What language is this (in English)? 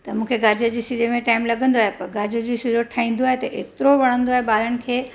Sindhi